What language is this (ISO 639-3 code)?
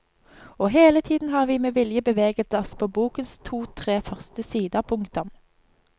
nor